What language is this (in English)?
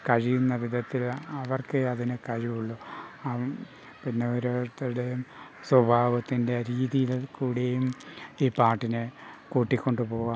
Malayalam